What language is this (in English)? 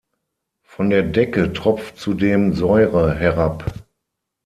German